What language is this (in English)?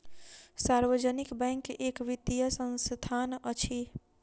Maithili